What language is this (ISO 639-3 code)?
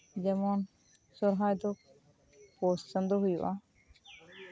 sat